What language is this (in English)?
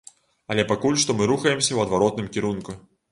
Belarusian